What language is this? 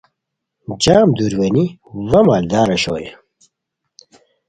Khowar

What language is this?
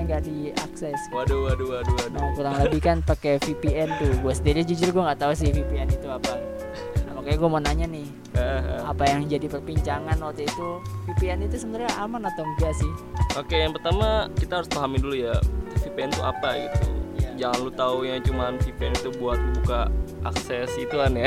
Indonesian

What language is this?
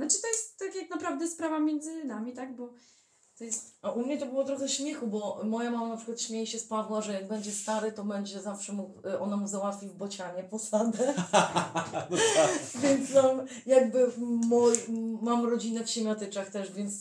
Polish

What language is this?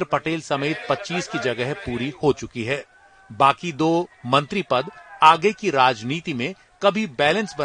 Hindi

